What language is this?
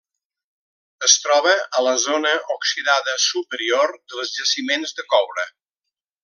Catalan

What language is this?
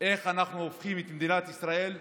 Hebrew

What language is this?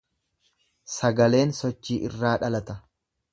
Oromo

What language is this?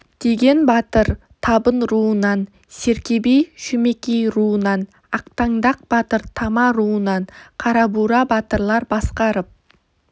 Kazakh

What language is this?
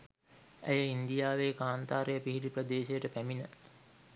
Sinhala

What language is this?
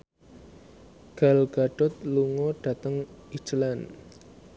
Javanese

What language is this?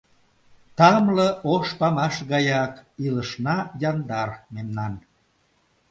Mari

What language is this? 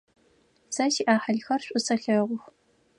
Adyghe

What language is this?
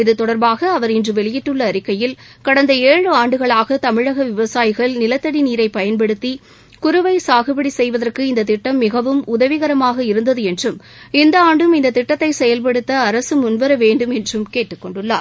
Tamil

